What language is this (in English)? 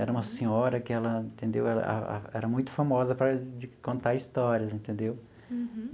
Portuguese